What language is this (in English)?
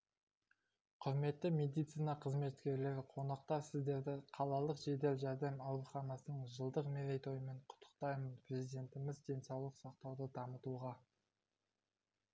Kazakh